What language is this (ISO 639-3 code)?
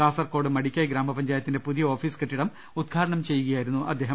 mal